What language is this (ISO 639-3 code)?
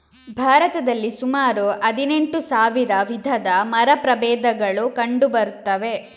kan